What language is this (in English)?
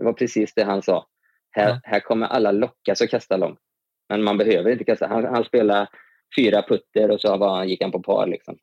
Swedish